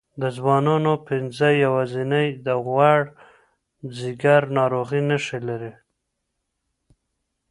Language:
Pashto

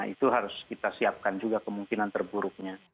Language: Indonesian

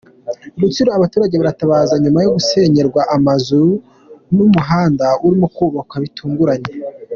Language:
Kinyarwanda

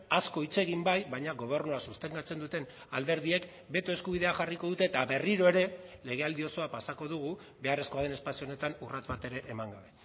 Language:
Basque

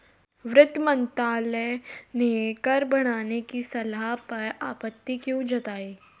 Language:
Hindi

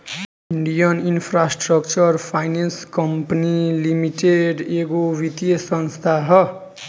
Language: Bhojpuri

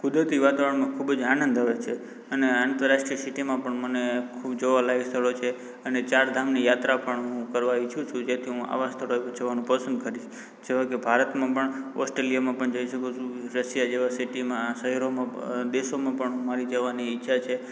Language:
Gujarati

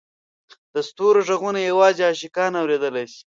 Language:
Pashto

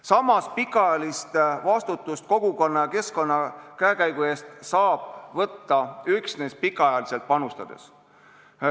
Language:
Estonian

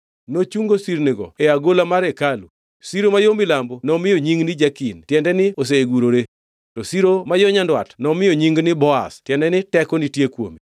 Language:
Luo (Kenya and Tanzania)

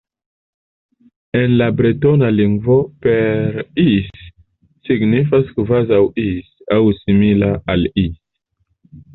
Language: Esperanto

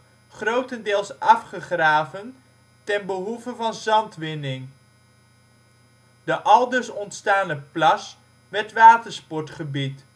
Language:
Dutch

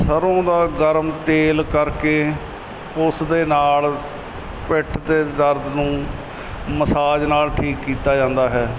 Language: Punjabi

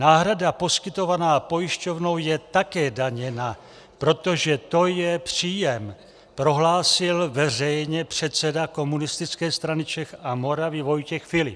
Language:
Czech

